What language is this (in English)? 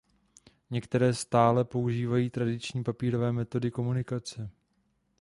Czech